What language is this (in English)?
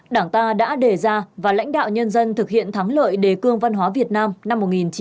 Vietnamese